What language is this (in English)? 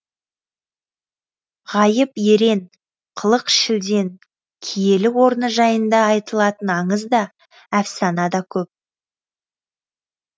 Kazakh